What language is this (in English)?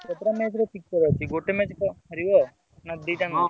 Odia